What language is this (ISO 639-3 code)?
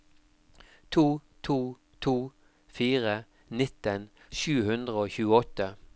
nor